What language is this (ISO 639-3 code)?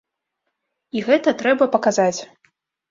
bel